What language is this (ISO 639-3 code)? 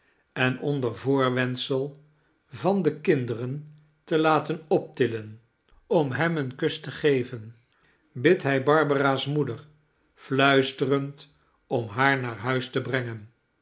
nld